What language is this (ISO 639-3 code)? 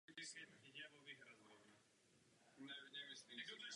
ces